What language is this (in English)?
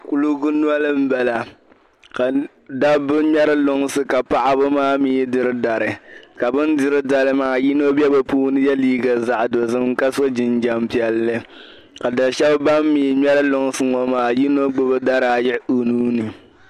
Dagbani